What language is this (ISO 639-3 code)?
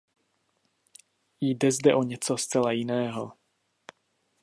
ces